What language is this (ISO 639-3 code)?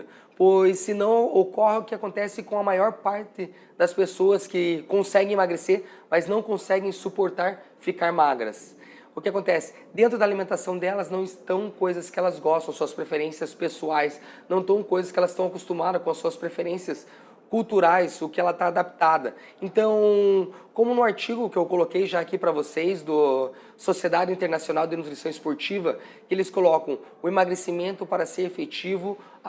por